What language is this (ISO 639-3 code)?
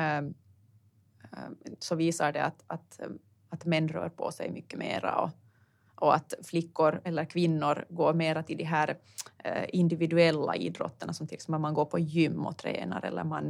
swe